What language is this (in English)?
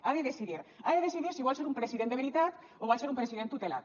Catalan